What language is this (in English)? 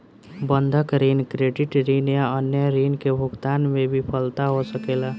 Bhojpuri